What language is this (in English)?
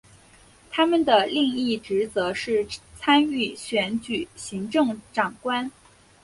Chinese